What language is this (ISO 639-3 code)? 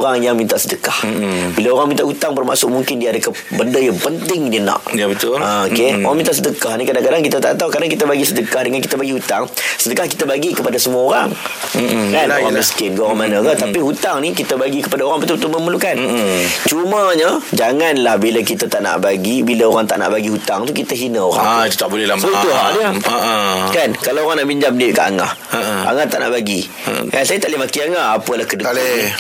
msa